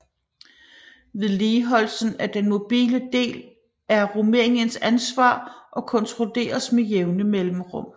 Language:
Danish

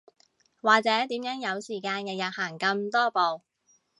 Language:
Cantonese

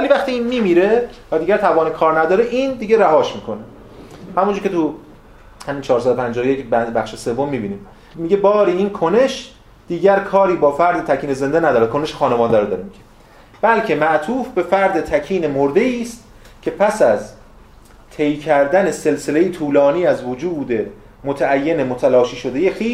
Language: Persian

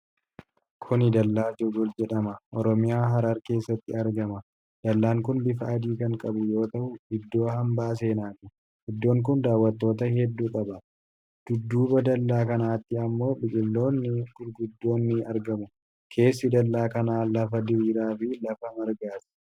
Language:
Oromo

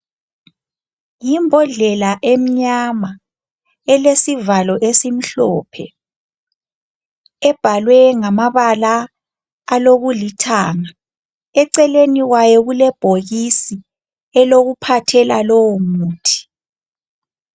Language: North Ndebele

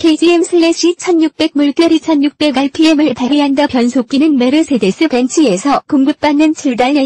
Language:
Korean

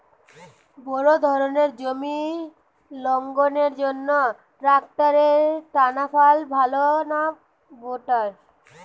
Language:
Bangla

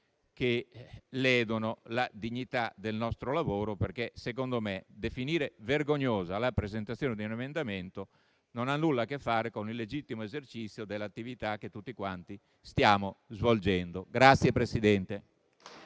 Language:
Italian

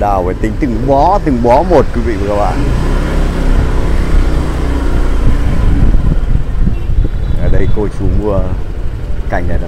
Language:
Vietnamese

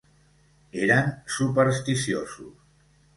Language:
Catalan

